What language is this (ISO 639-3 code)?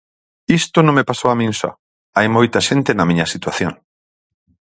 glg